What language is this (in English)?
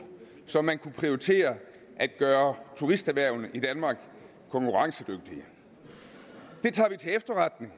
Danish